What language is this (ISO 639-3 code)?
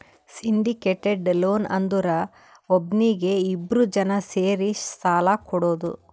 kan